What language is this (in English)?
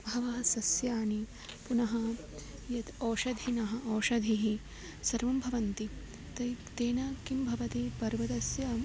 Sanskrit